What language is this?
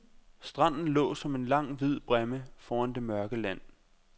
Danish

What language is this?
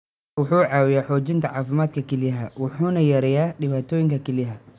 Somali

